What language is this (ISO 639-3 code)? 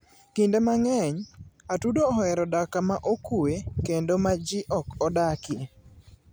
luo